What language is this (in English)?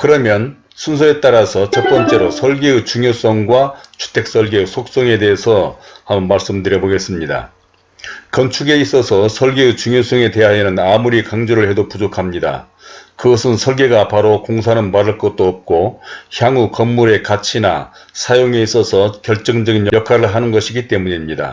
Korean